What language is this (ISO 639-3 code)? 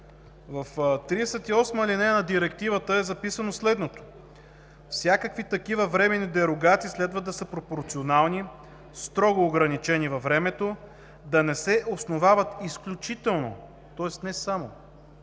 bul